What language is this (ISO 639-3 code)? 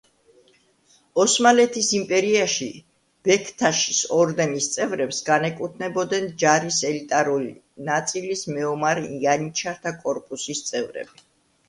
kat